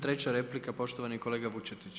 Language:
Croatian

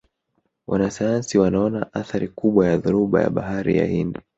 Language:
Swahili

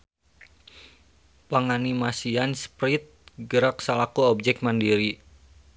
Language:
Sundanese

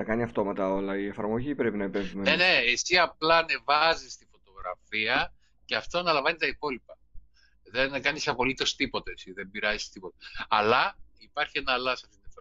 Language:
Greek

